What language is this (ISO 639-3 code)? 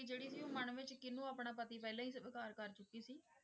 pan